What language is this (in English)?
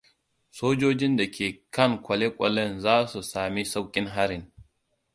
Hausa